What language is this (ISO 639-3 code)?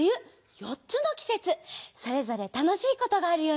jpn